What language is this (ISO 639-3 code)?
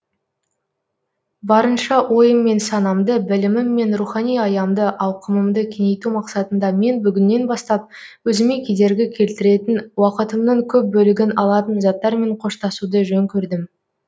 kaz